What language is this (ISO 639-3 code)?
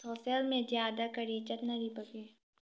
mni